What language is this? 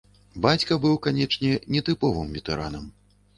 Belarusian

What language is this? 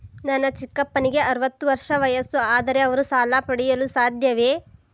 Kannada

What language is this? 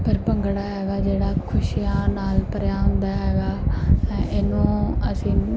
Punjabi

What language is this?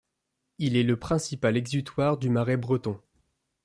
French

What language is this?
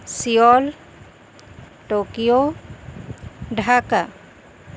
Urdu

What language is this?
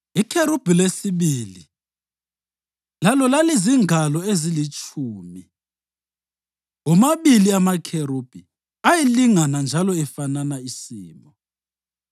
North Ndebele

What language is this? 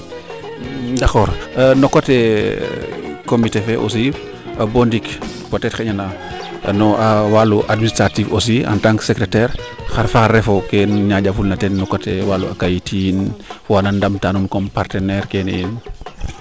Serer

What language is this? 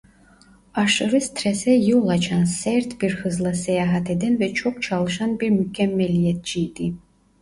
Turkish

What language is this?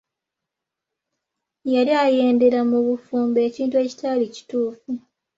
Ganda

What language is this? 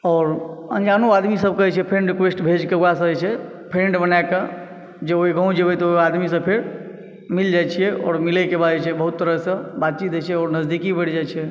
Maithili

